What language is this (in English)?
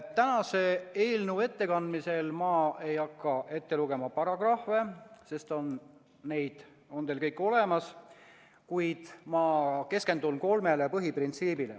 Estonian